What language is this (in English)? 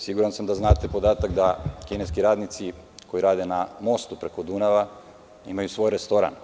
Serbian